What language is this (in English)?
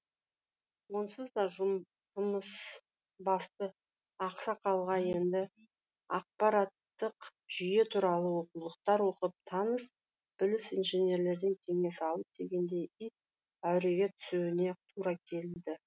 Kazakh